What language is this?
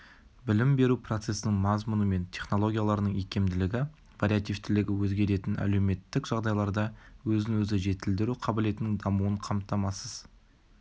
Kazakh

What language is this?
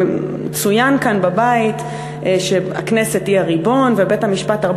Hebrew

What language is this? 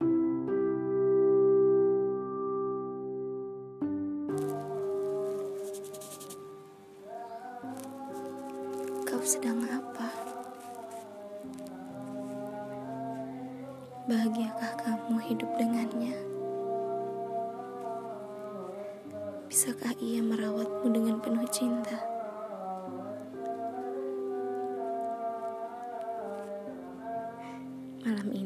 Indonesian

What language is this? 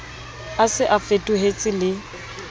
Southern Sotho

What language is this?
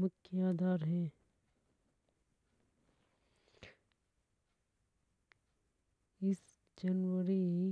Hadothi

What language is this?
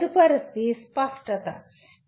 Telugu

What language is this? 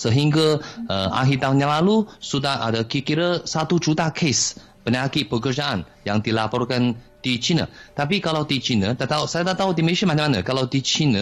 Malay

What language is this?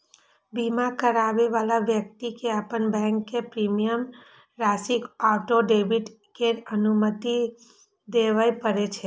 Maithili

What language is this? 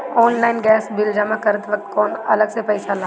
Bhojpuri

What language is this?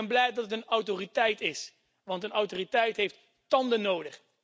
Dutch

